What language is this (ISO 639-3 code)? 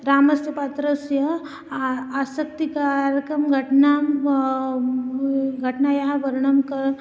san